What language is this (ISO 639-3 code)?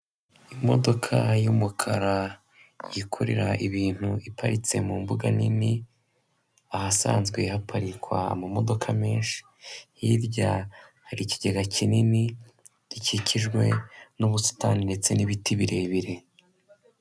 kin